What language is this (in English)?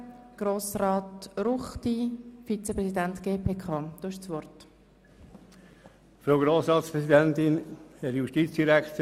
Swiss German